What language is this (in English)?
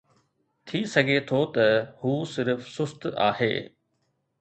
Sindhi